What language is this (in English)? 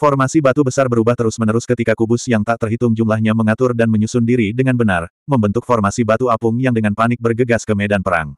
Indonesian